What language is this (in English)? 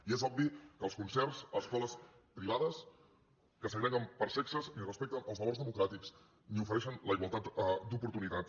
Catalan